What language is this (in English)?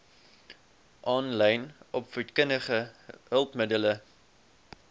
Afrikaans